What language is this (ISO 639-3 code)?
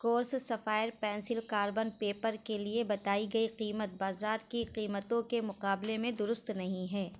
urd